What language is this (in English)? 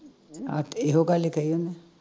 Punjabi